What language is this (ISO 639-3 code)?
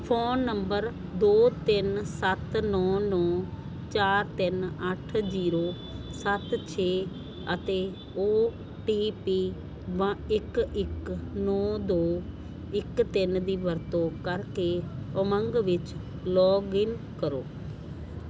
pan